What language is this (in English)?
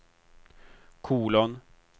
Swedish